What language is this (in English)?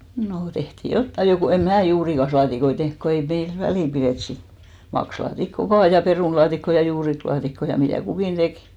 Finnish